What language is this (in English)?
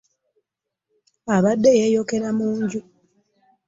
Ganda